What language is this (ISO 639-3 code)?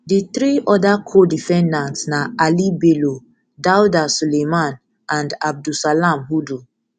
pcm